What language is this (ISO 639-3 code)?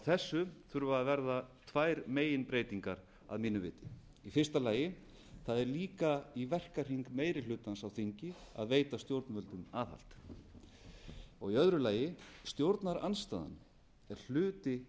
isl